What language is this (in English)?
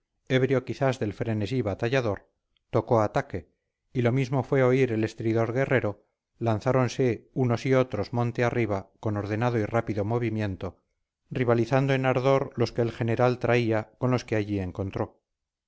Spanish